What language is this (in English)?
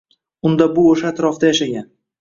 Uzbek